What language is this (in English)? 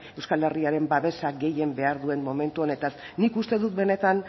Basque